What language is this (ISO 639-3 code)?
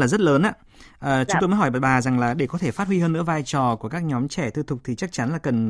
vie